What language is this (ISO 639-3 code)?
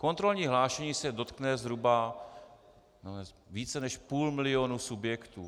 ces